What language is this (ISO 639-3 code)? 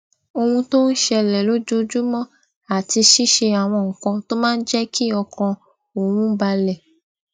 yor